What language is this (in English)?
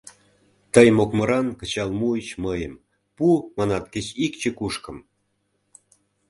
Mari